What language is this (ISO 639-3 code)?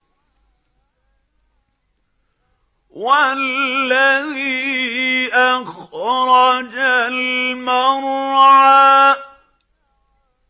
ara